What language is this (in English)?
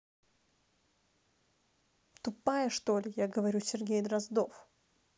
Russian